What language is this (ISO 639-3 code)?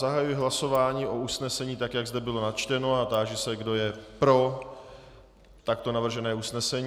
ces